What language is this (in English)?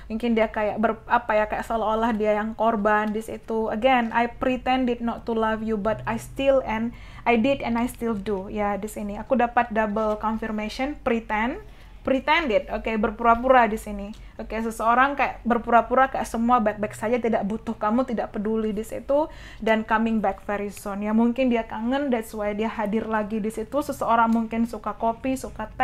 Indonesian